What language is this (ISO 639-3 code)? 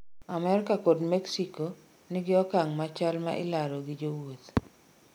luo